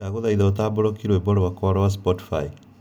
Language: Kikuyu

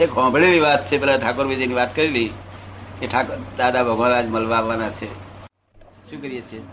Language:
Gujarati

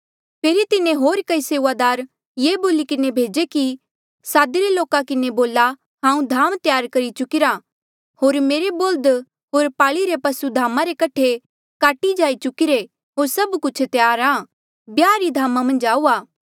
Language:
Mandeali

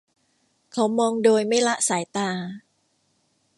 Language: Thai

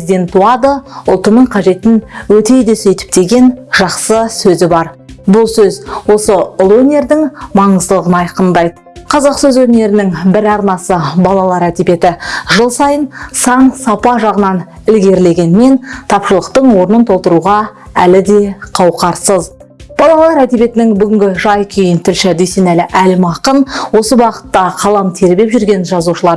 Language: Turkish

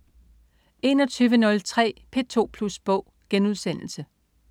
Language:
Danish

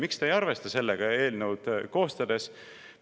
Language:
Estonian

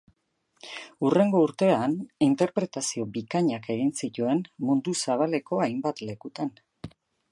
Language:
Basque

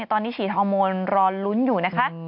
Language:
Thai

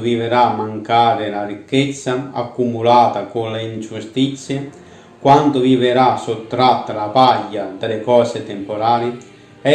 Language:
Italian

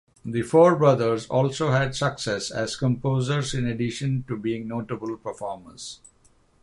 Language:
English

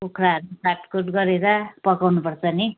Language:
Nepali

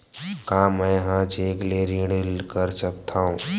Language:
Chhattisgarhi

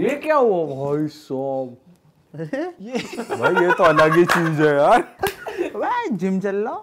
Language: Hindi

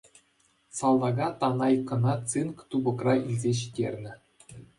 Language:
Chuvash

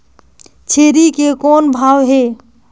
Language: Chhattisgarhi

